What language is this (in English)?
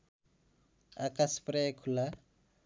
Nepali